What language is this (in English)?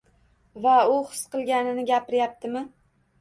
Uzbek